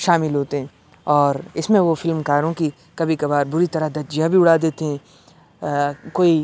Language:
Urdu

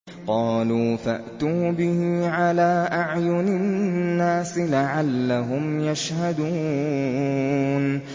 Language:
Arabic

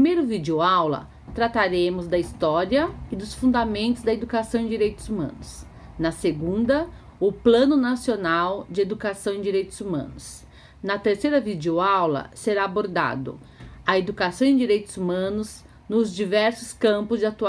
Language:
Portuguese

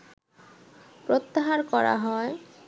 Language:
Bangla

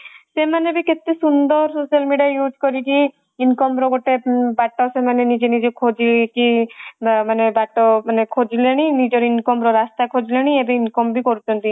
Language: Odia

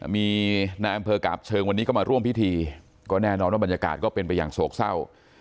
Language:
Thai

